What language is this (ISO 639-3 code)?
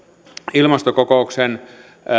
fin